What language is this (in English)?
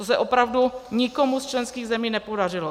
Czech